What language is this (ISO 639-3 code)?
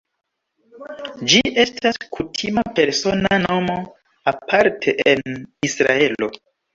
epo